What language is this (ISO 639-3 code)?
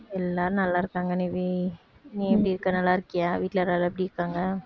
tam